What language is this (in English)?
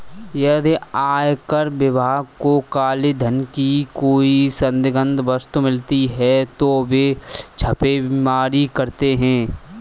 Hindi